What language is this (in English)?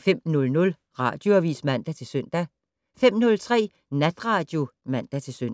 Danish